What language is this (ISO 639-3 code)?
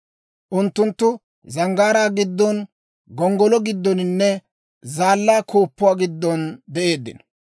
dwr